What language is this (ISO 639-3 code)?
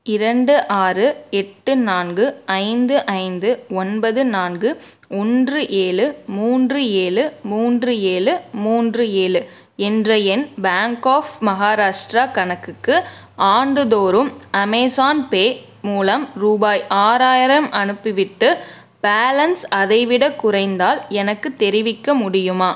tam